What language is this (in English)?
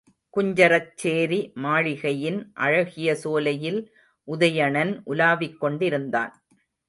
Tamil